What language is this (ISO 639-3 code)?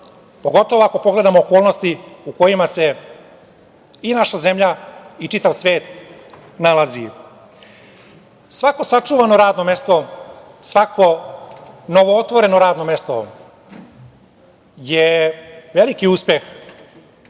srp